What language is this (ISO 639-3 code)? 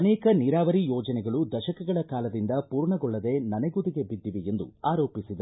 kan